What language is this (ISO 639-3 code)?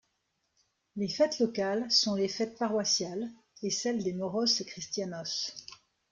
fra